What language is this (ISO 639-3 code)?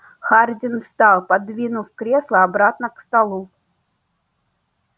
rus